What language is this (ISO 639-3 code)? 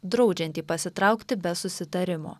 lit